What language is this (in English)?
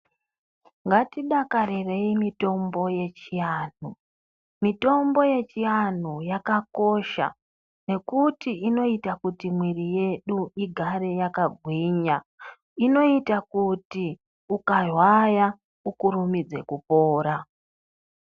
Ndau